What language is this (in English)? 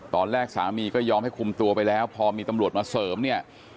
Thai